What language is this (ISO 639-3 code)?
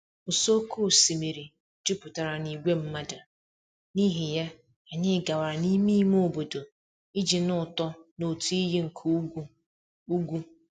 ibo